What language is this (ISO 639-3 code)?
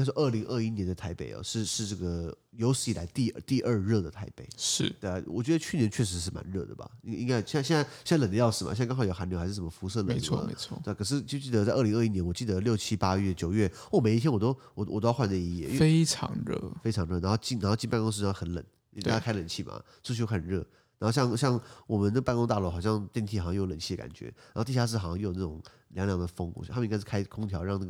zho